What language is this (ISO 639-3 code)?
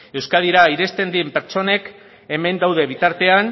eus